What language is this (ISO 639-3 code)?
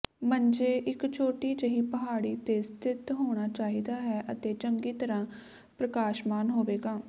pan